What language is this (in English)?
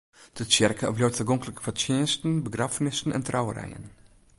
Western Frisian